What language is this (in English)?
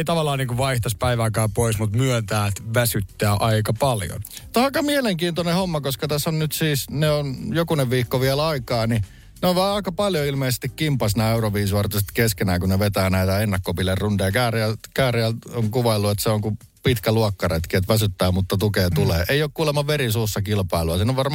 Finnish